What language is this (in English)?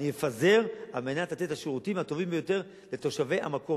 Hebrew